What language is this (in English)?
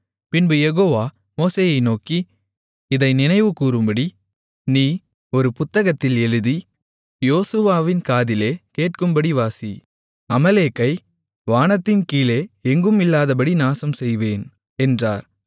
Tamil